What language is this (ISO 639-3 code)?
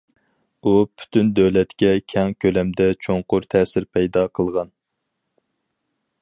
uig